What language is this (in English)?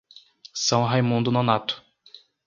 Portuguese